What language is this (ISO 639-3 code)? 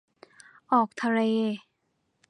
tha